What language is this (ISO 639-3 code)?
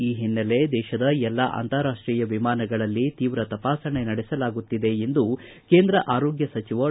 kan